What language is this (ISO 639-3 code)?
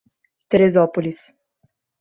por